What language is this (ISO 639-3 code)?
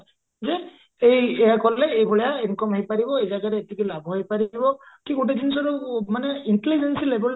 ori